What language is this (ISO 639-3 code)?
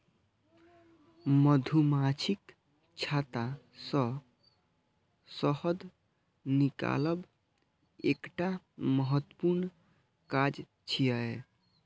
mai